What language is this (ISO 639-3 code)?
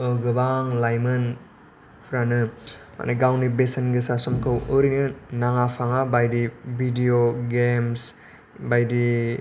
brx